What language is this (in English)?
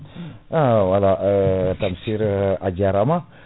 Fula